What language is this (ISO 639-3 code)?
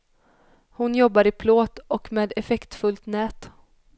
swe